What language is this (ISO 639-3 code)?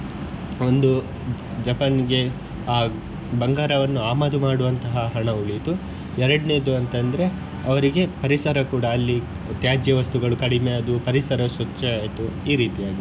kan